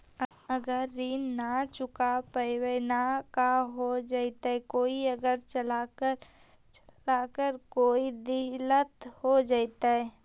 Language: Magahi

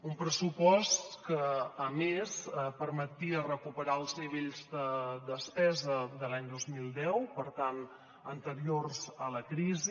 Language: Catalan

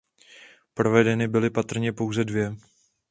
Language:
Czech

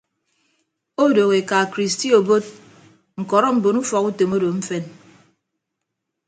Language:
Ibibio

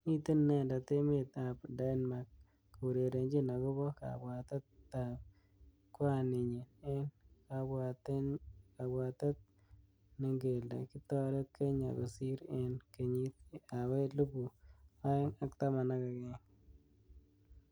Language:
Kalenjin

